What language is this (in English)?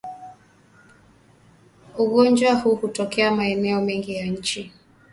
Swahili